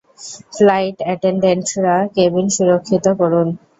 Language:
Bangla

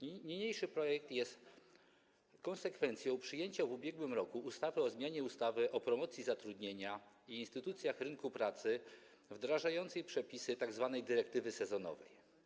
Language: Polish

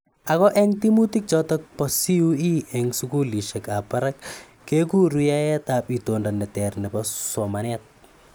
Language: Kalenjin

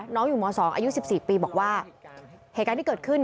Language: Thai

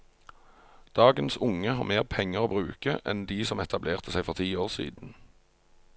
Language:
Norwegian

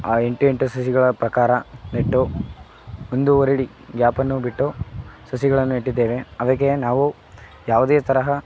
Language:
Kannada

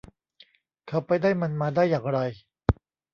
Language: Thai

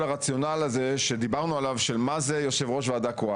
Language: Hebrew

